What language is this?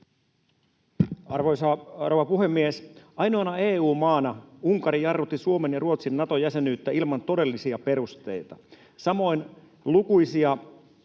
Finnish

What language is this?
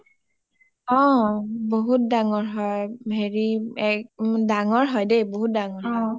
Assamese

